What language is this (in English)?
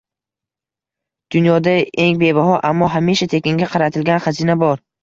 Uzbek